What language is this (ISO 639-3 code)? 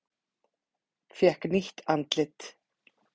isl